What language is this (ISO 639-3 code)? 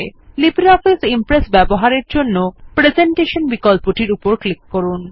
ben